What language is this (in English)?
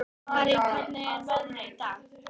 Icelandic